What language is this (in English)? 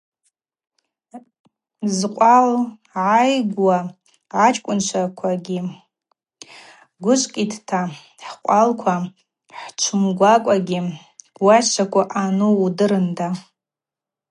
Abaza